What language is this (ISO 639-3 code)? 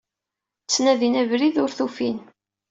kab